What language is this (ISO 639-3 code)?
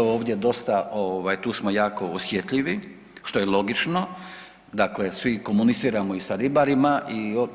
hrv